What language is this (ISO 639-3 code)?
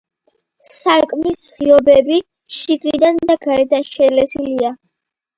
kat